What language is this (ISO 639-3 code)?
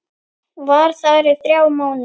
isl